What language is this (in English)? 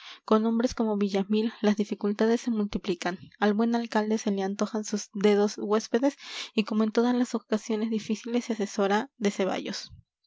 Spanish